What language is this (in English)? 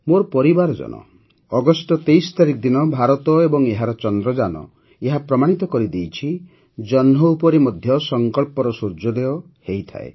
Odia